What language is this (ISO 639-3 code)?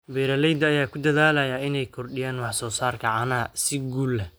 som